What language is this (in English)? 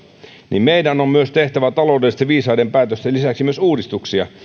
Finnish